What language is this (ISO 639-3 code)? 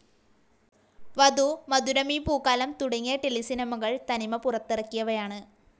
mal